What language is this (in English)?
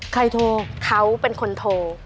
Thai